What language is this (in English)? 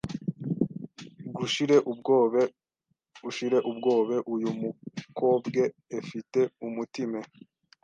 Kinyarwanda